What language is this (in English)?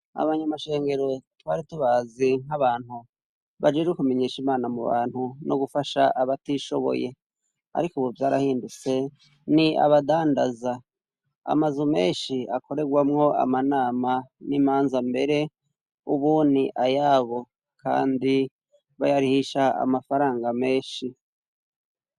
Rundi